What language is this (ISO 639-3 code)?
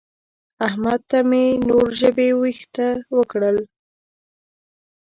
pus